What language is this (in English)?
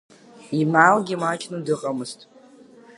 Abkhazian